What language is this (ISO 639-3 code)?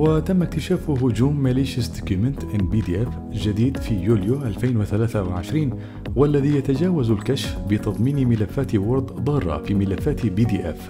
ara